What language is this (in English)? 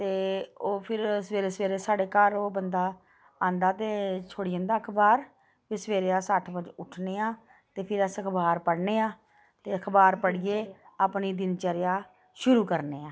Dogri